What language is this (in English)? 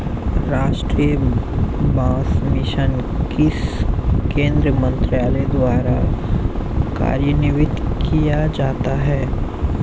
Hindi